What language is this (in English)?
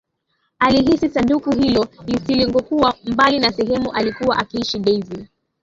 Swahili